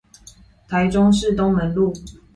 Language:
Chinese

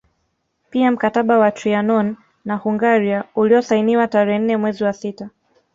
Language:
Swahili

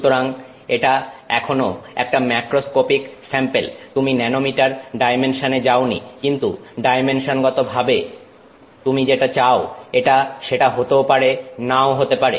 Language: Bangla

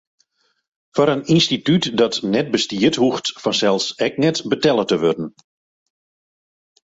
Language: Western Frisian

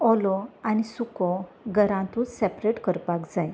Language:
Konkani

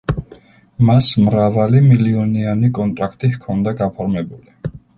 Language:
Georgian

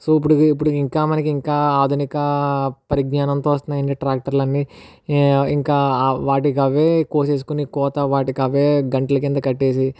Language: Telugu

